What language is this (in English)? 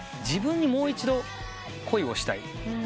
Japanese